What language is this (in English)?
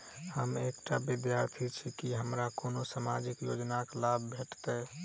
Maithili